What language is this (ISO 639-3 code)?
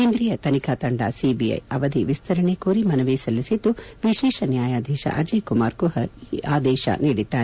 kan